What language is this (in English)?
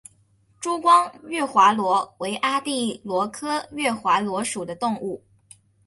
Chinese